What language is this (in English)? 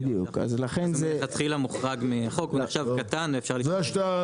Hebrew